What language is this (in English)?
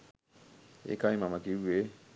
Sinhala